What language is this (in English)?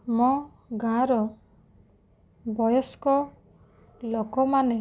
Odia